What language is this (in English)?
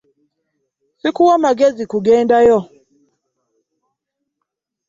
Ganda